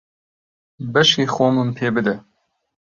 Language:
Central Kurdish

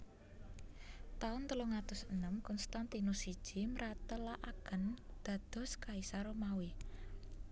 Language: Javanese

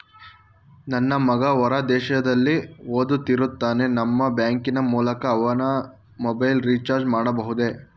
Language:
Kannada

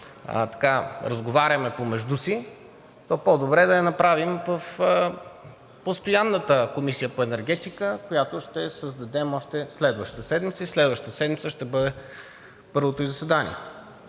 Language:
Bulgarian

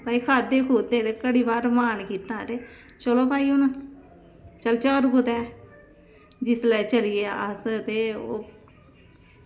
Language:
Dogri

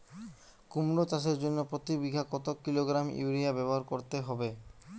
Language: Bangla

